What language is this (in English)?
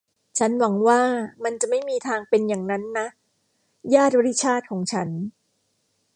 Thai